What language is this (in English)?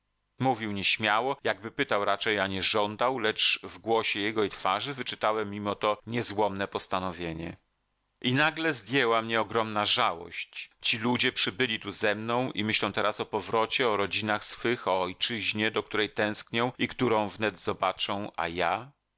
Polish